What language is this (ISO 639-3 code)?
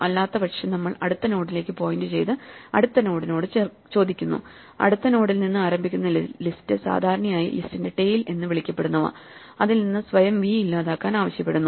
mal